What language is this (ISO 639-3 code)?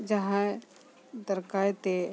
sat